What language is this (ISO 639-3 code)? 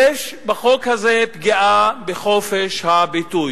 heb